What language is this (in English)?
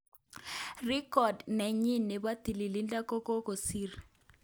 Kalenjin